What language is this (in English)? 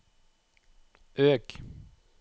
Norwegian